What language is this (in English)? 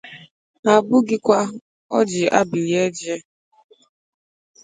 Igbo